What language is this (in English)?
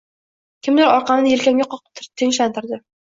Uzbek